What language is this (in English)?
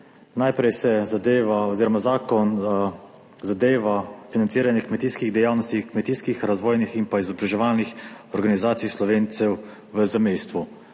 Slovenian